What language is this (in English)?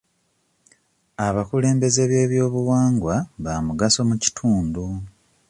Ganda